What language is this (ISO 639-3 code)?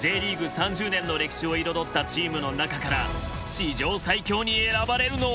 jpn